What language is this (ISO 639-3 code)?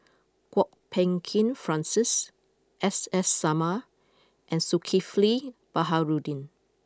eng